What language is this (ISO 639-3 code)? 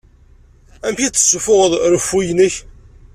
kab